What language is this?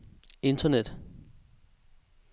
Danish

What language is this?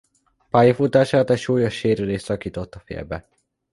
Hungarian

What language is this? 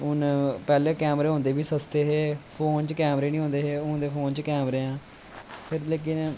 Dogri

